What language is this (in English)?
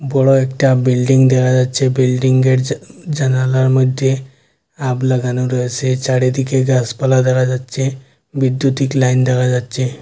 Bangla